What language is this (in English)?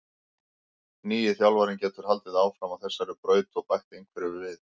Icelandic